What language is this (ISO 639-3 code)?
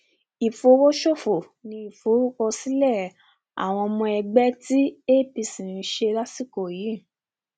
yor